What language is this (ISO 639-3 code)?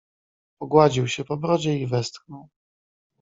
pol